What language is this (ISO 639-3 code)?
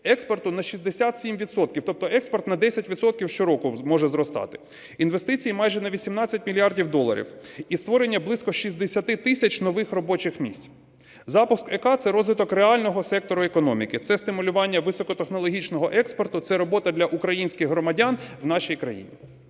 ukr